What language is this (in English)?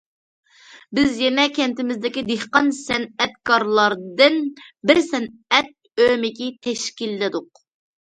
Uyghur